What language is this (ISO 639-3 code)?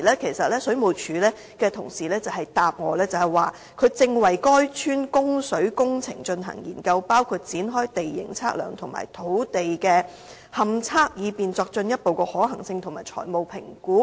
yue